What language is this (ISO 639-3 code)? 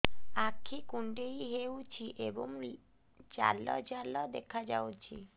ori